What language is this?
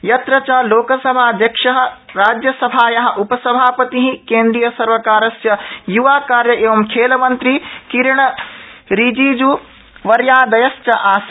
Sanskrit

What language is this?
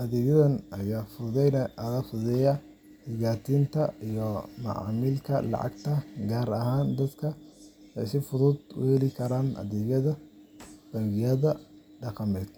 Somali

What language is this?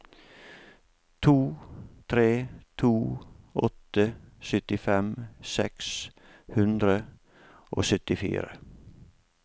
Norwegian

